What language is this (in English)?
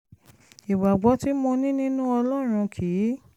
Yoruba